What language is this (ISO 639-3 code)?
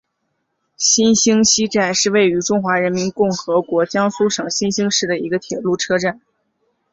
zho